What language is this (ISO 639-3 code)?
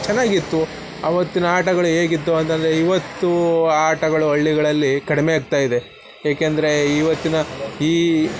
kan